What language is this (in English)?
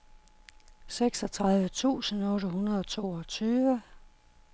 Danish